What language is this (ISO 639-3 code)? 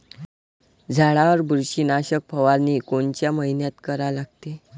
mar